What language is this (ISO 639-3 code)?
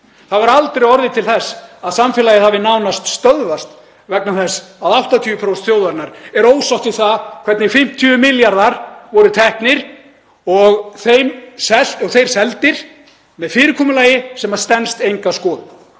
isl